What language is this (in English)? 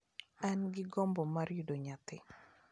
Luo (Kenya and Tanzania)